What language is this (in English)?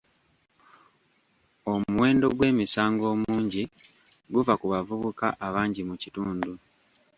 Ganda